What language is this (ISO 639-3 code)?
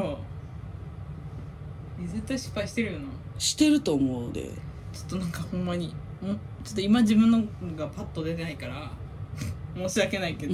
jpn